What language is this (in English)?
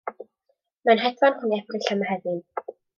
Welsh